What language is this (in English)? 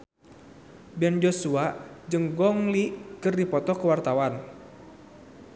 Sundanese